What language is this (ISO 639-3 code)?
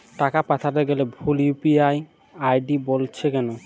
ben